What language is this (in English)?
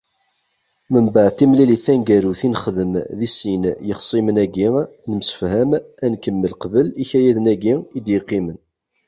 Kabyle